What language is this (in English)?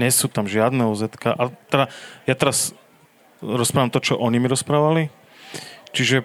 Slovak